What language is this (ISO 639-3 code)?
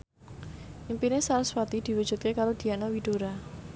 jav